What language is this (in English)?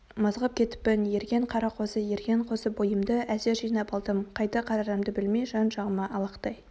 Kazakh